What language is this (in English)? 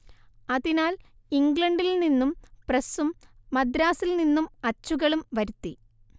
Malayalam